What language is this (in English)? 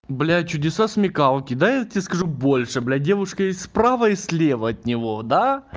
Russian